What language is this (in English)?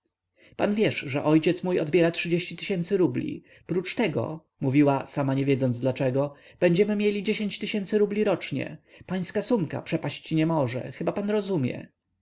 Polish